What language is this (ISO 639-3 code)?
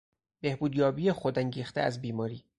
fas